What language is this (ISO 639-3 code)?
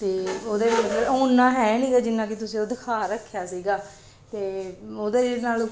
pan